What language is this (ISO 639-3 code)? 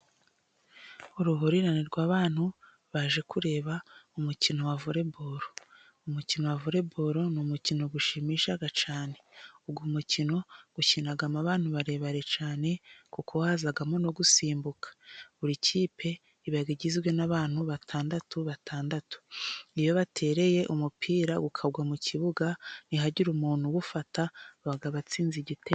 kin